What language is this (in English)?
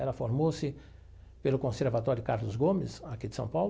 Portuguese